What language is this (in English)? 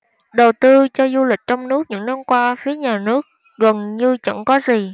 Vietnamese